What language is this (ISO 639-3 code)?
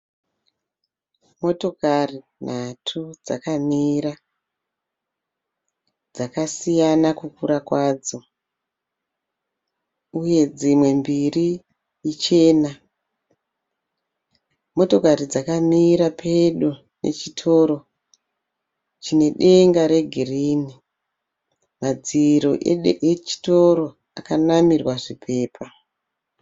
sna